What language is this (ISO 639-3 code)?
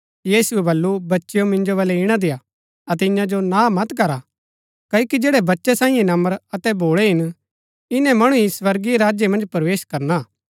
gbk